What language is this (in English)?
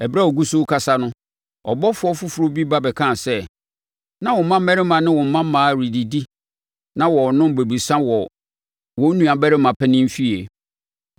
Akan